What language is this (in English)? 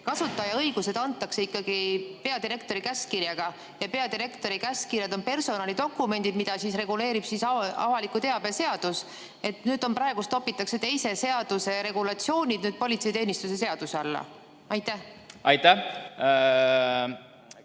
Estonian